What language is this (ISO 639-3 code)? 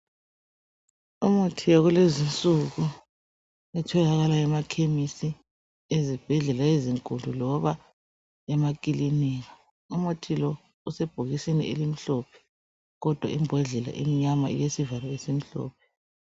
nde